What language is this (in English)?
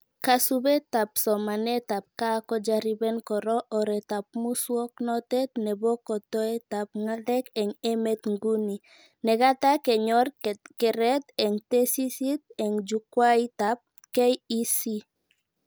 Kalenjin